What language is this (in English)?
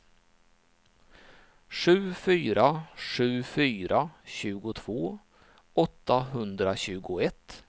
Swedish